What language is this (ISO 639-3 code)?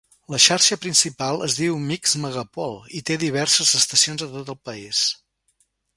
cat